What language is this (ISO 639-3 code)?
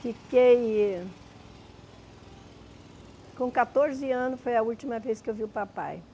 por